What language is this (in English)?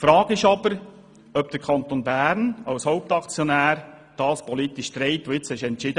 Swiss German